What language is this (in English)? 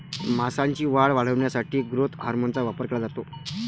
Marathi